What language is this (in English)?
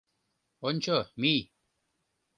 Mari